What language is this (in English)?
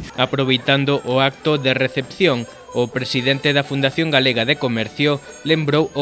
Spanish